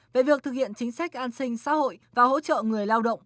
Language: Vietnamese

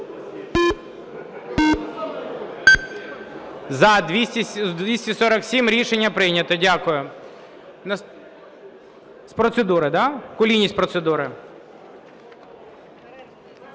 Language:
Ukrainian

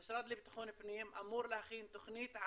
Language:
Hebrew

